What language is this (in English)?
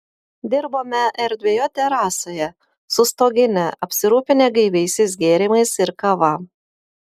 Lithuanian